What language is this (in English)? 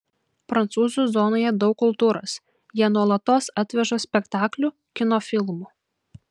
Lithuanian